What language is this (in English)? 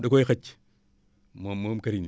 Wolof